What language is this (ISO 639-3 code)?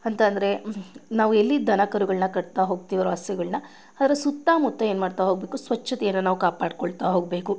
kan